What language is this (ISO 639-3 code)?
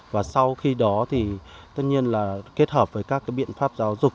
vie